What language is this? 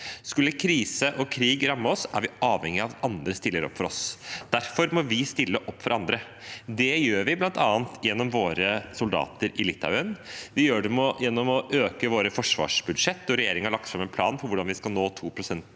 Norwegian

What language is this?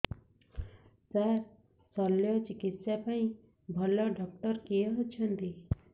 Odia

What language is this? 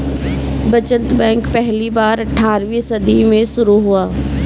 Hindi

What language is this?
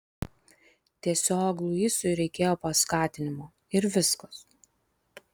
Lithuanian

